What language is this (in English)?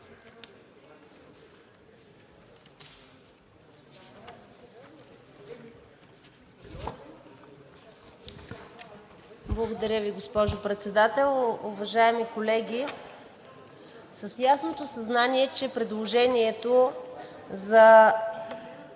Bulgarian